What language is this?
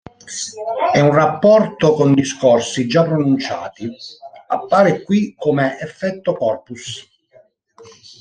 Italian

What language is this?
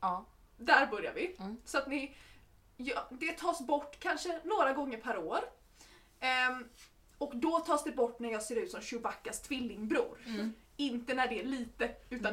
Swedish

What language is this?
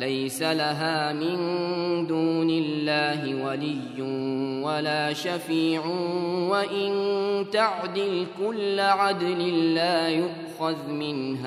Arabic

